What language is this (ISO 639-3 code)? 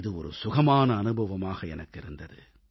tam